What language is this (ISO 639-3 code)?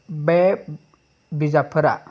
brx